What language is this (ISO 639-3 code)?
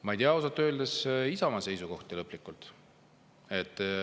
est